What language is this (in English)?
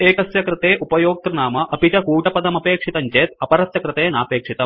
Sanskrit